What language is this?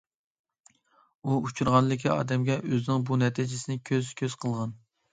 Uyghur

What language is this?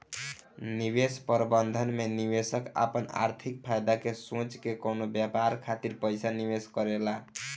Bhojpuri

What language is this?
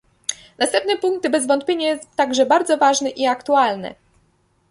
Polish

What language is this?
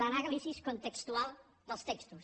Catalan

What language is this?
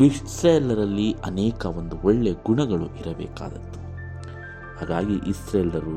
Kannada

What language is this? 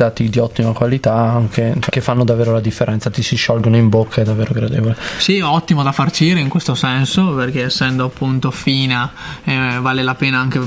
Italian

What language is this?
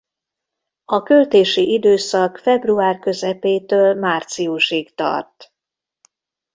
Hungarian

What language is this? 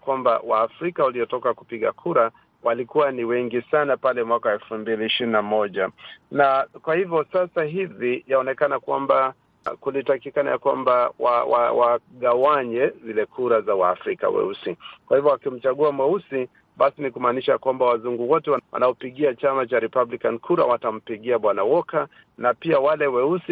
Swahili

